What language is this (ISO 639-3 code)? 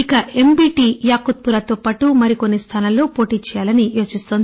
tel